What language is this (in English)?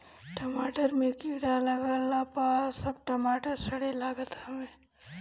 Bhojpuri